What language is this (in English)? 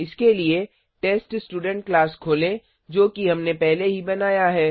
Hindi